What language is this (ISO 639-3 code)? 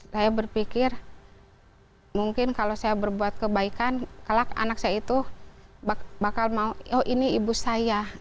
ind